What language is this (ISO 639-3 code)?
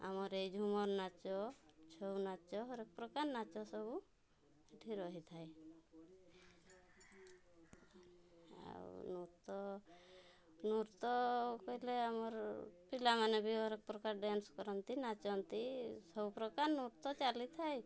ori